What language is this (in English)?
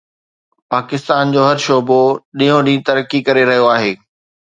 Sindhi